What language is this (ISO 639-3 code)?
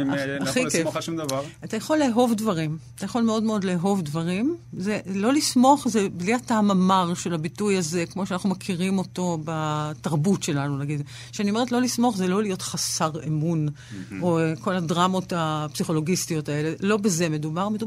heb